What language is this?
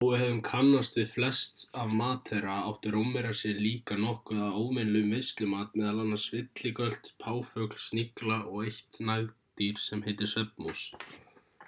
Icelandic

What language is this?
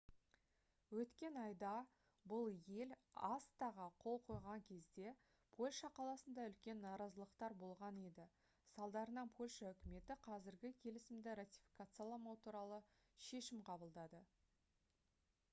Kazakh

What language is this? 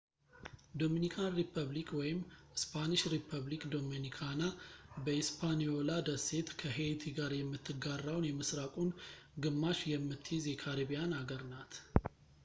Amharic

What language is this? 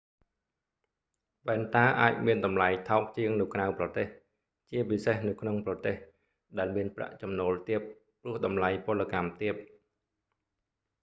Khmer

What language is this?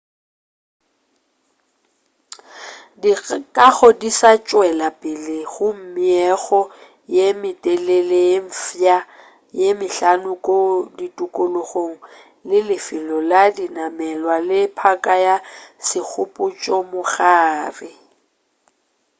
Northern Sotho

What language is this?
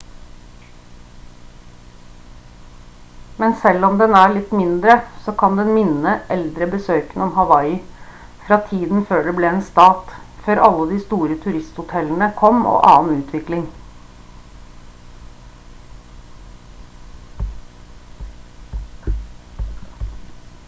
Norwegian Bokmål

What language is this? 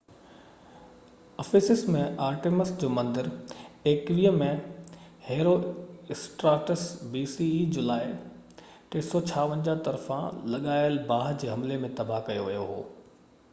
Sindhi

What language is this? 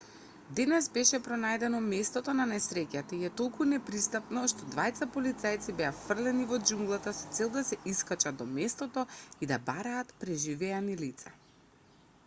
Macedonian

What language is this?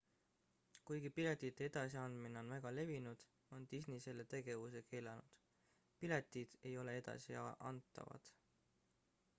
Estonian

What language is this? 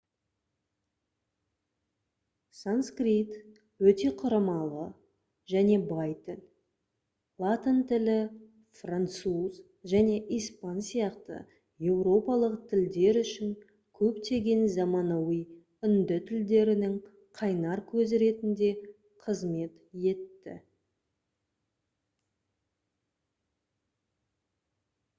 Kazakh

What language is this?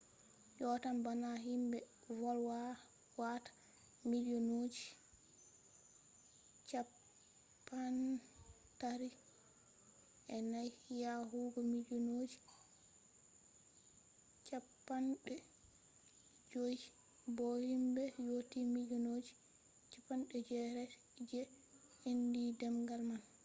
Fula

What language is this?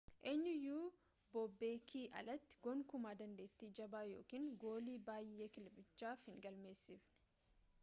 Oromo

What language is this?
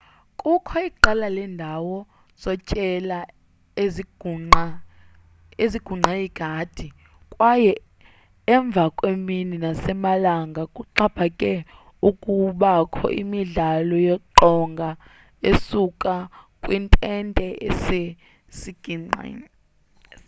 Xhosa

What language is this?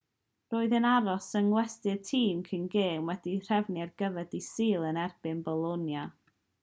Welsh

